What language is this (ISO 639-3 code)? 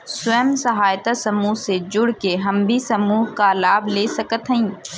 bho